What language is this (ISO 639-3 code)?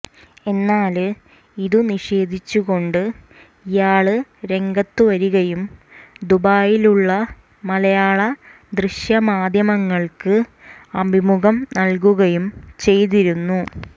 mal